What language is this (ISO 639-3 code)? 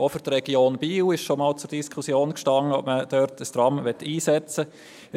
gsw